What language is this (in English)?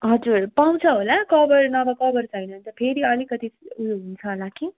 Nepali